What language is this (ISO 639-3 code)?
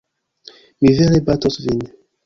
epo